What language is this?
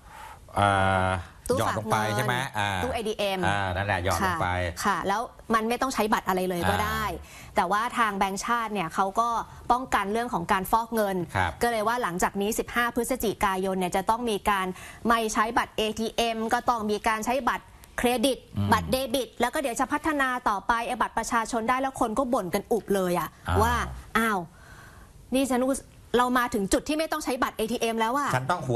Thai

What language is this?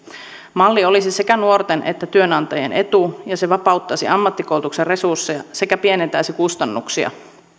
Finnish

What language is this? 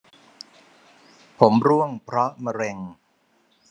Thai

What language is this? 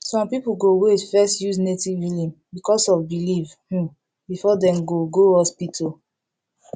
Nigerian Pidgin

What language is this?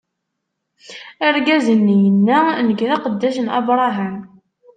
Kabyle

